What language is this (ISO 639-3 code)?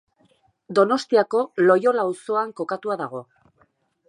eus